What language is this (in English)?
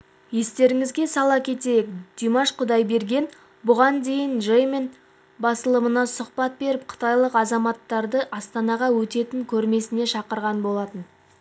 Kazakh